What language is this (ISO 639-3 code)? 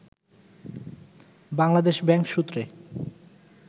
ben